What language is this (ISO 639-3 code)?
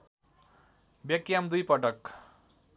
nep